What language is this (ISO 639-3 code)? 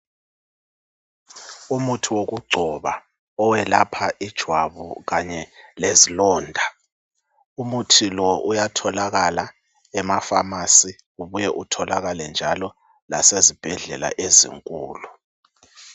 nde